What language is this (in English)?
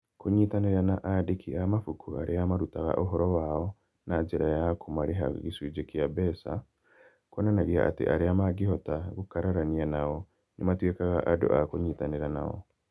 Kikuyu